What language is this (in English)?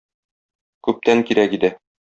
Tatar